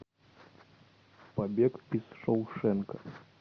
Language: Russian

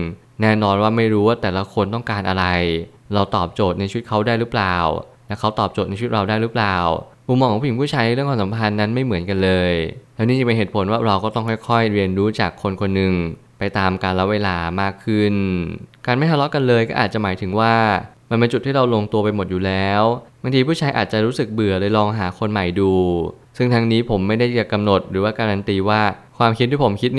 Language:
Thai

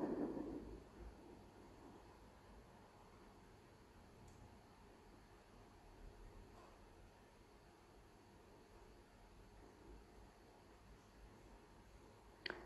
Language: Hebrew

